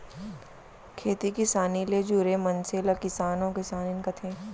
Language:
Chhattisgarhi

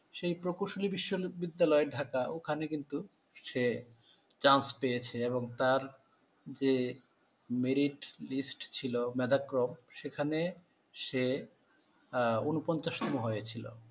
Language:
Bangla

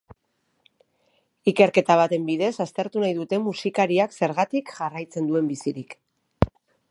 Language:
Basque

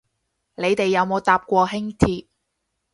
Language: Cantonese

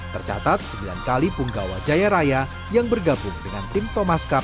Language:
Indonesian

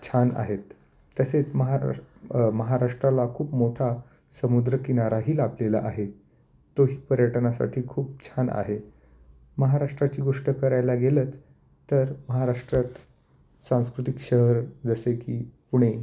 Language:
Marathi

